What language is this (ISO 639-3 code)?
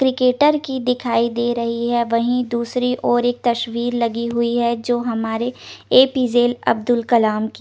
hin